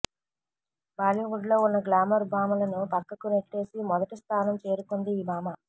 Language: Telugu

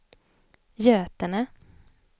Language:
Swedish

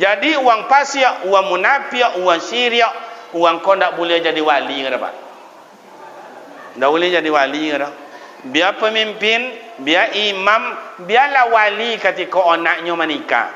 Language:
Malay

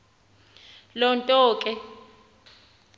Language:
Xhosa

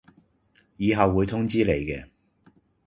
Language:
Cantonese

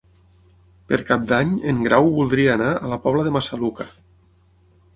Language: Catalan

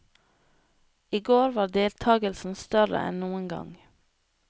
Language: Norwegian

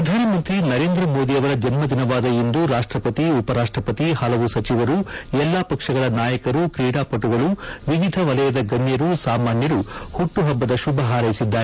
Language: Kannada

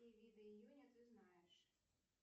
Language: Russian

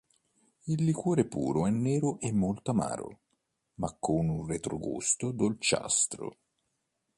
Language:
Italian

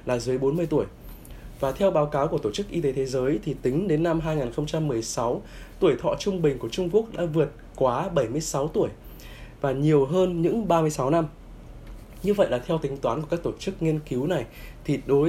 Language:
Vietnamese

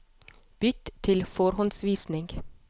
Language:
Norwegian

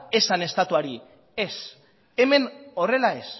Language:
Basque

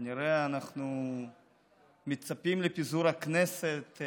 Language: Hebrew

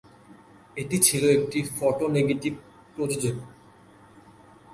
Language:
Bangla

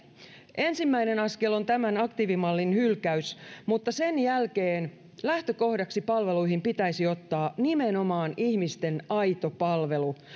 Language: Finnish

